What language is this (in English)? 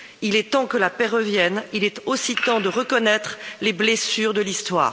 French